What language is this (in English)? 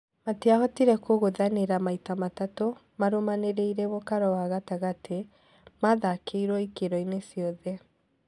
Kikuyu